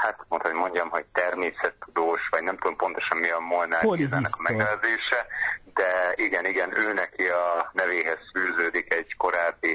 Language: Hungarian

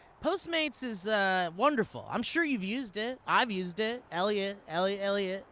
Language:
English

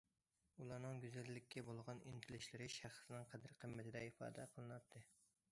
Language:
Uyghur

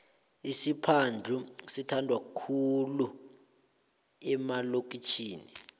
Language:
South Ndebele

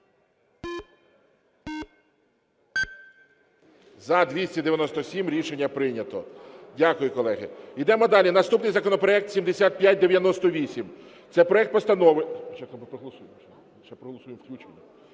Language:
Ukrainian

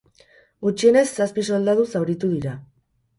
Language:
Basque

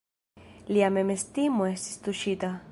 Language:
Esperanto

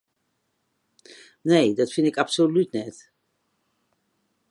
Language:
Western Frisian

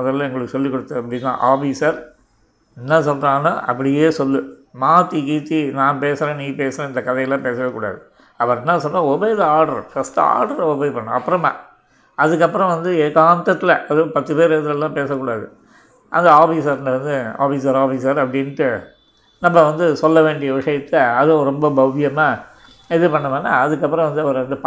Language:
Tamil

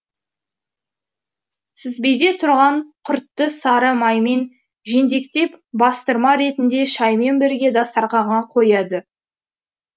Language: Kazakh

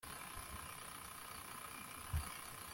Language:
Kinyarwanda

